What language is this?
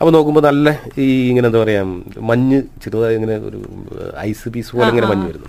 Malayalam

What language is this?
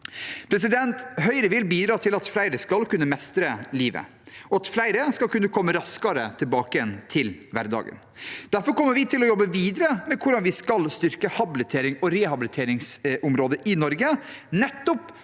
Norwegian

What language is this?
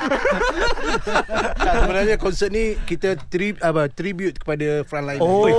Malay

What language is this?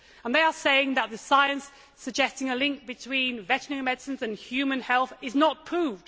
English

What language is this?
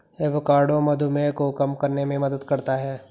Hindi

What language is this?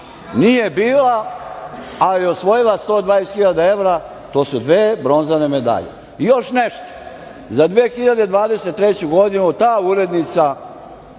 Serbian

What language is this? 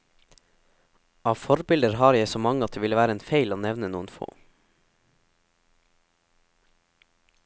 Norwegian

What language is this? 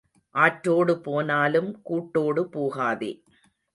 Tamil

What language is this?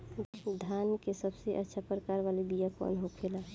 Bhojpuri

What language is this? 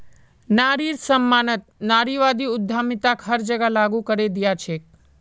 Magahi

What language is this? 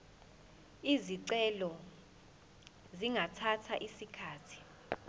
Zulu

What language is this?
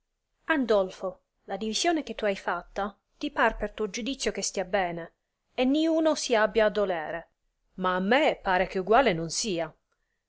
Italian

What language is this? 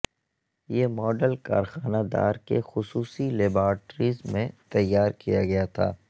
Urdu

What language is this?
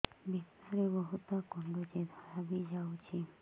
Odia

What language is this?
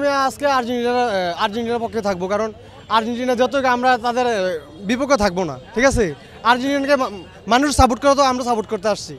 Turkish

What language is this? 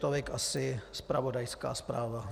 Czech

